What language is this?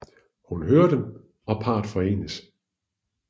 Danish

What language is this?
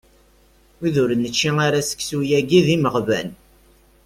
Kabyle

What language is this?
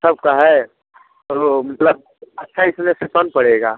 Hindi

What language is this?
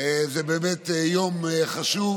Hebrew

